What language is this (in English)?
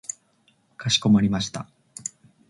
Japanese